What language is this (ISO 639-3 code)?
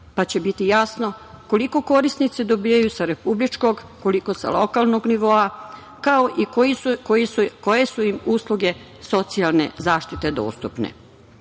srp